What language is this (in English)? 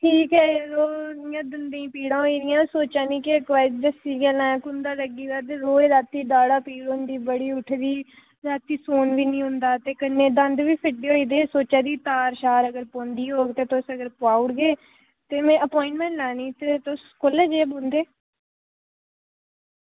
Dogri